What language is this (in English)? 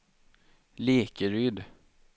Swedish